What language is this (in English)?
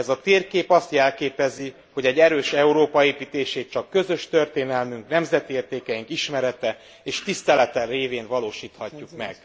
Hungarian